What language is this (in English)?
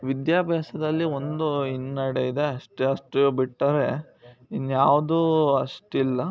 Kannada